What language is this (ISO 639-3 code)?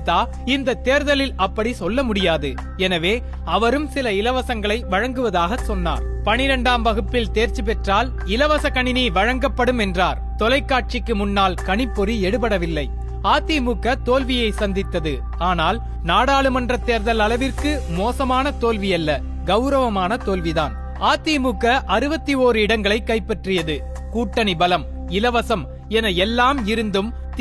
tam